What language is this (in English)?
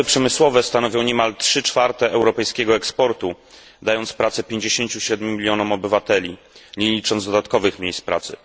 Polish